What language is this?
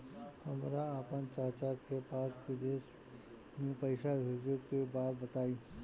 Bhojpuri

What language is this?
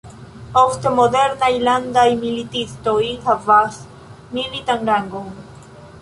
Esperanto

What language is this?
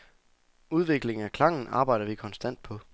Danish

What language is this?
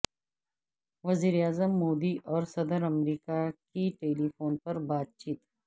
Urdu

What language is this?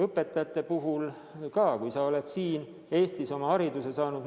Estonian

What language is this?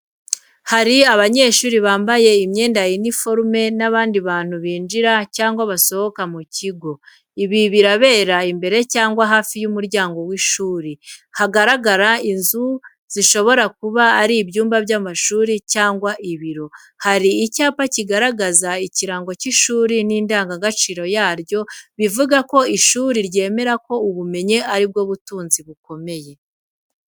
Kinyarwanda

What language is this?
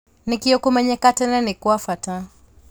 Kikuyu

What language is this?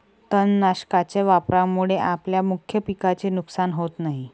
Marathi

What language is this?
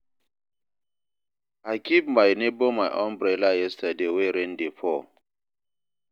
Nigerian Pidgin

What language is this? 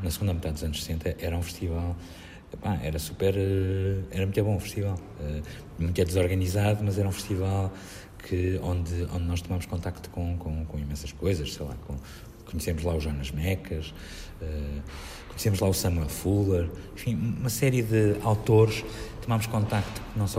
Portuguese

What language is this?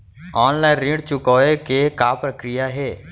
Chhattisgarhi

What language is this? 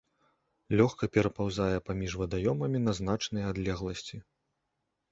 Belarusian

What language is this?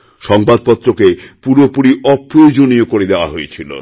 Bangla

